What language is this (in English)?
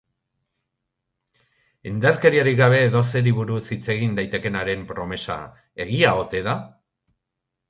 Basque